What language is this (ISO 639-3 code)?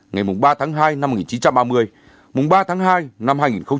vie